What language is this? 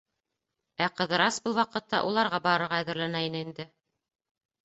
Bashkir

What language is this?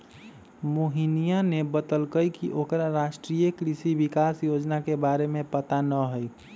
Magahi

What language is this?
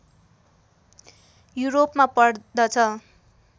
Nepali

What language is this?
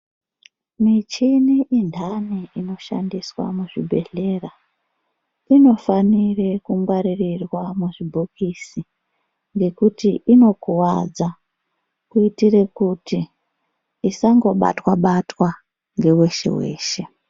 Ndau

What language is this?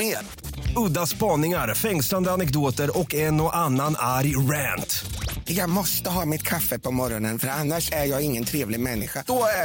Swedish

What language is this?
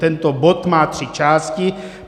Czech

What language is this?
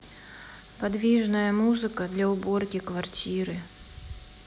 Russian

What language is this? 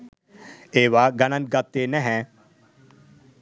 Sinhala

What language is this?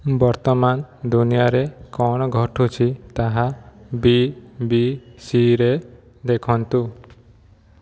Odia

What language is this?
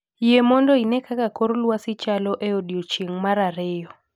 Luo (Kenya and Tanzania)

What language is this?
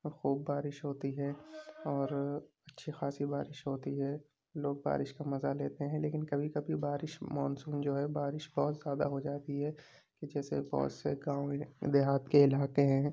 Urdu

